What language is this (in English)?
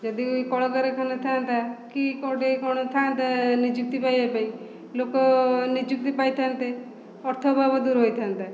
Odia